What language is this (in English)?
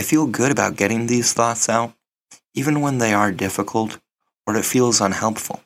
English